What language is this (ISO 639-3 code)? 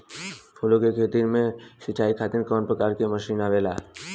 bho